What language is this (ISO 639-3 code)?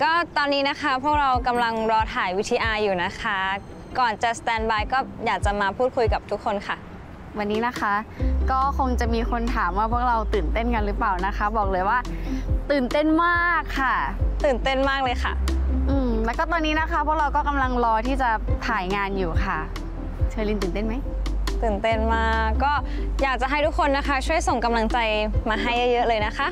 tha